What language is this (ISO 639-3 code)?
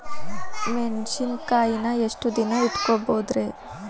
kan